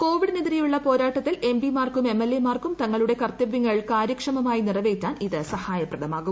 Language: Malayalam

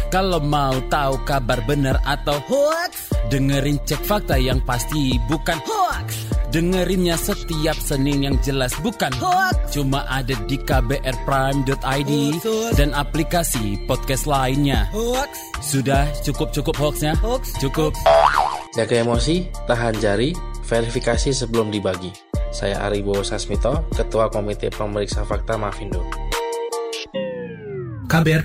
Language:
Indonesian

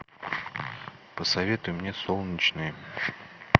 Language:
Russian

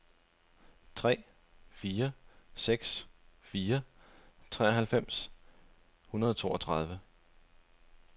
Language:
Danish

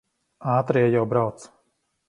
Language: Latvian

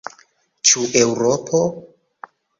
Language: Esperanto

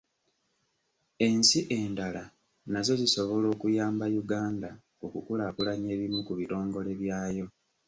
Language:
Ganda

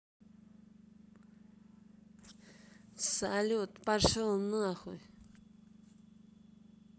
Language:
Russian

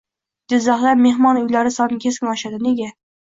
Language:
Uzbek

